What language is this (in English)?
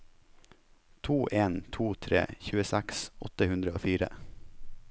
Norwegian